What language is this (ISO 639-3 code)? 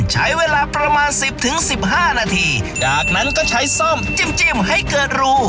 tha